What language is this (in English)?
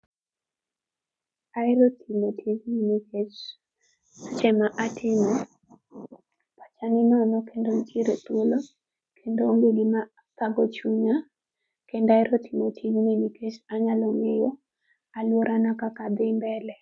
Luo (Kenya and Tanzania)